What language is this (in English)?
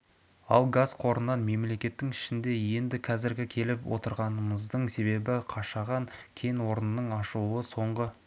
Kazakh